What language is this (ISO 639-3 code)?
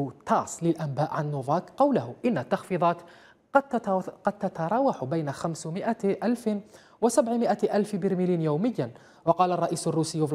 ara